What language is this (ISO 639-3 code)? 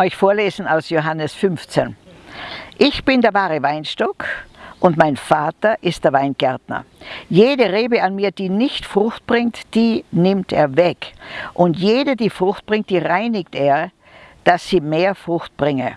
deu